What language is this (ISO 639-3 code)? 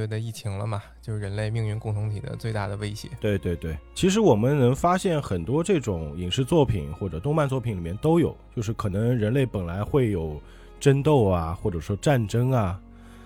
zho